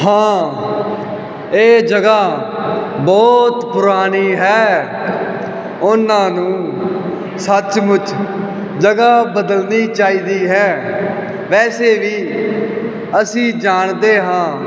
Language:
Punjabi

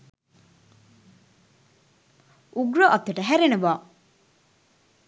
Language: Sinhala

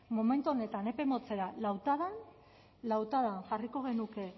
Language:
Basque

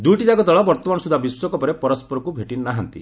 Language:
Odia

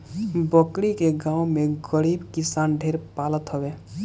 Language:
Bhojpuri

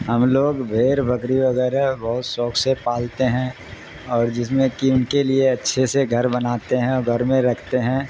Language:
Urdu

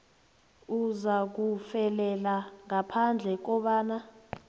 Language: South Ndebele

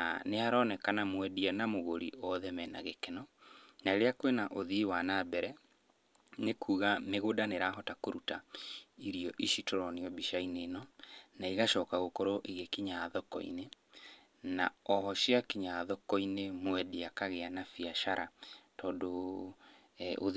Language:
Kikuyu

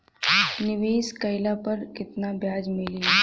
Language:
Bhojpuri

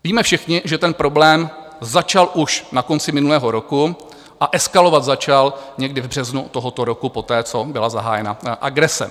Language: Czech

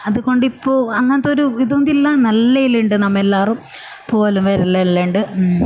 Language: Malayalam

